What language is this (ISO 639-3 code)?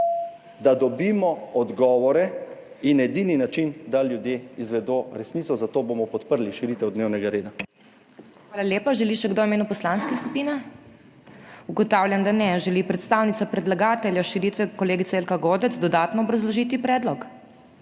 slv